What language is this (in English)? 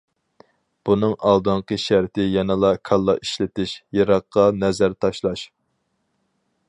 Uyghur